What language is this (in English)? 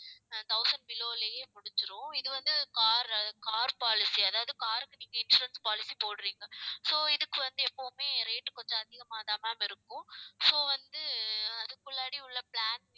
Tamil